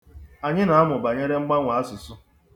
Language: Igbo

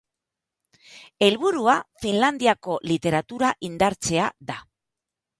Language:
Basque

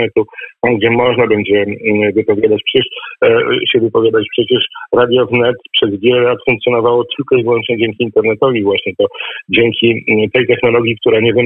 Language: Polish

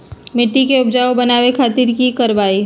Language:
Magahi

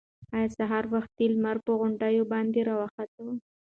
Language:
Pashto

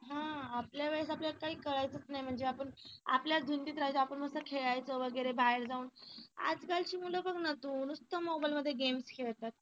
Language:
Marathi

